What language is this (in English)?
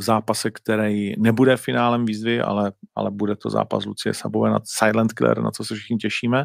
Czech